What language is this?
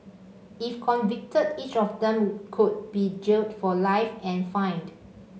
English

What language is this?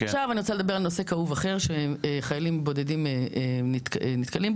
Hebrew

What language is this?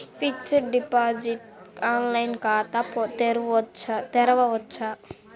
Telugu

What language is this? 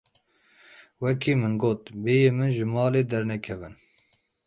Kurdish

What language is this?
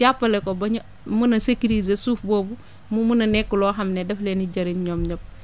Wolof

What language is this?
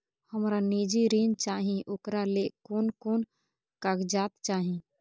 Maithili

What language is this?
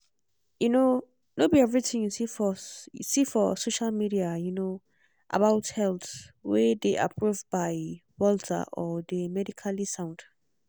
Nigerian Pidgin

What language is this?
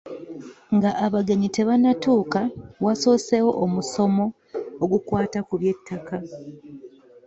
Ganda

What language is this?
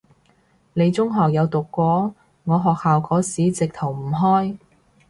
Cantonese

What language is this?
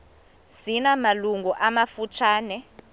Xhosa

